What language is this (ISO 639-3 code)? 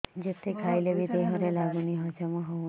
ori